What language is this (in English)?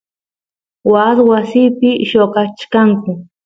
Santiago del Estero Quichua